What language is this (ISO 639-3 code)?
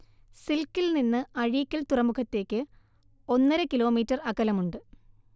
mal